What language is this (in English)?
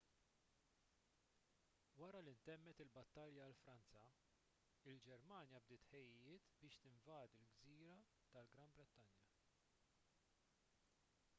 Maltese